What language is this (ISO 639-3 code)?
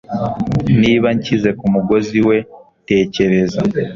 kin